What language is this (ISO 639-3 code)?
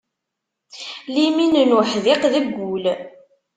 kab